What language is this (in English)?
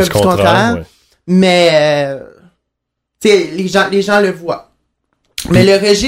French